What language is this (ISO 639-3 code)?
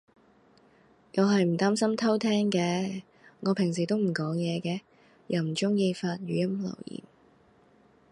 yue